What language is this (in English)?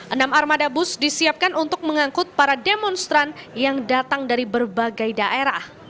Indonesian